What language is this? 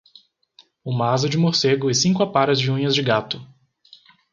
Portuguese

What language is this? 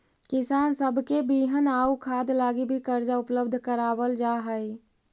Magahi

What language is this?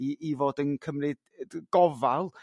Welsh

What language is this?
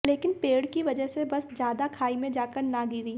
Hindi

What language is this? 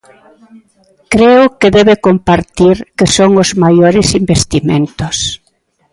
Galician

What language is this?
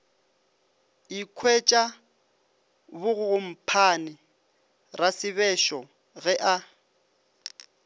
Northern Sotho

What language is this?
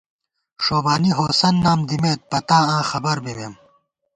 Gawar-Bati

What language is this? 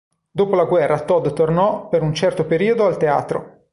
Italian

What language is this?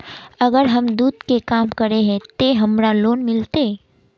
Magahi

